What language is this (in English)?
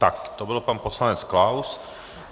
Czech